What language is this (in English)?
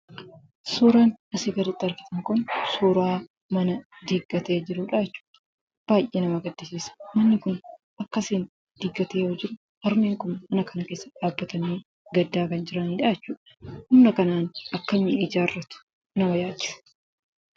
Oromo